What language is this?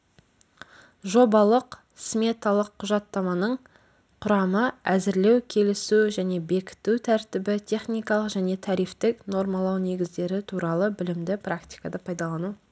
Kazakh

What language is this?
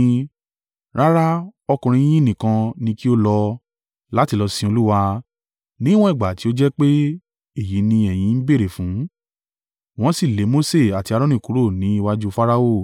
Yoruba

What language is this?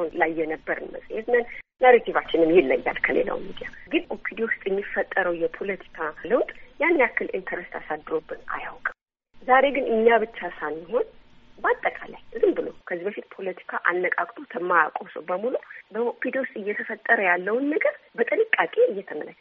Amharic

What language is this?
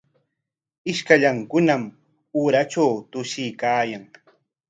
Corongo Ancash Quechua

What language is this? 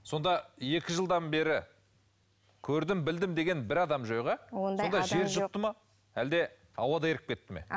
Kazakh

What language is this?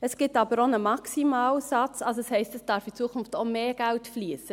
Swiss German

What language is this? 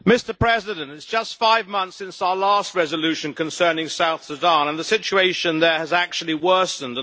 English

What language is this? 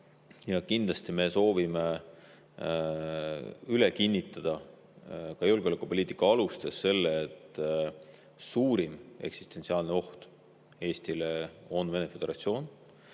Estonian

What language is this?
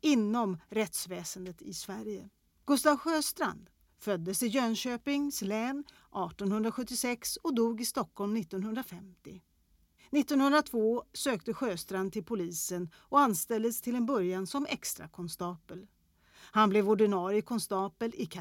Swedish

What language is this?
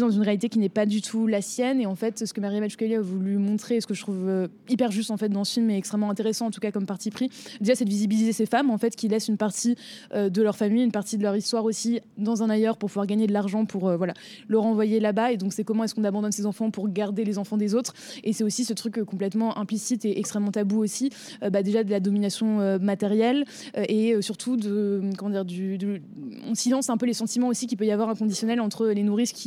French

